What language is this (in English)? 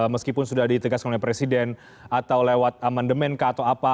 Indonesian